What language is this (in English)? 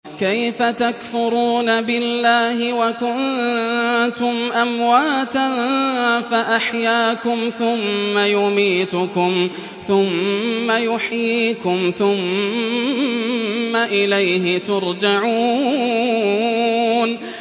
Arabic